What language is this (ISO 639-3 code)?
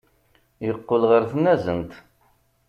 kab